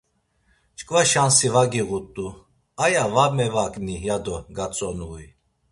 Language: Laz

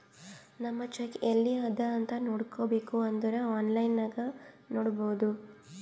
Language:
Kannada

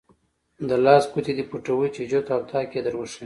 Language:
Pashto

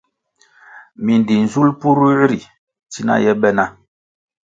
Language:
Kwasio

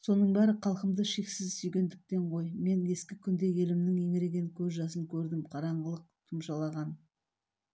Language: Kazakh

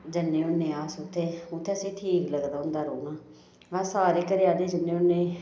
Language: Dogri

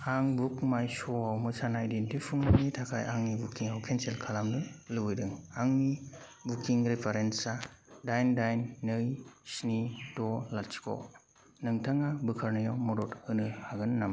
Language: Bodo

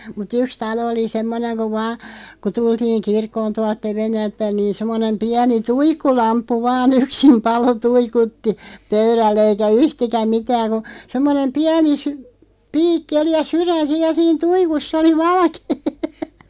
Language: Finnish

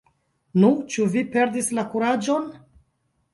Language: Esperanto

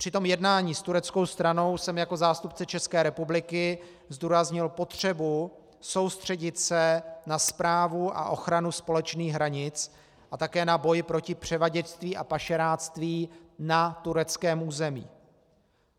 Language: Czech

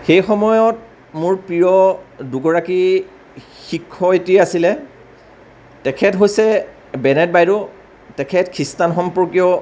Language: Assamese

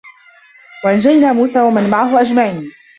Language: Arabic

